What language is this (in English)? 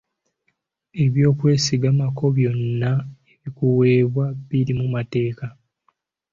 Ganda